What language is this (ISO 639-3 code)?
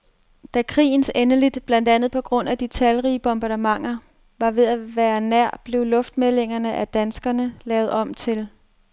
dan